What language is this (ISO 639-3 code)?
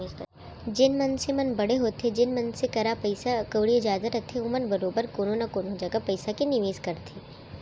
hne